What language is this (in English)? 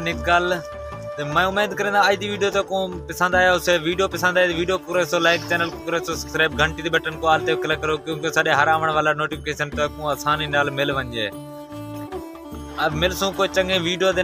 Hindi